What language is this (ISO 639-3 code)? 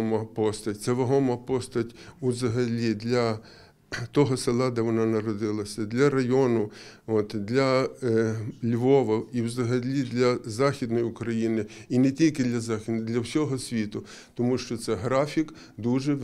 ukr